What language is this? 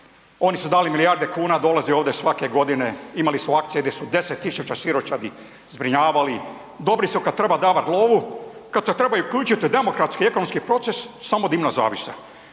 Croatian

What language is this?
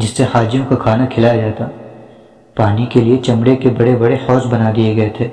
Urdu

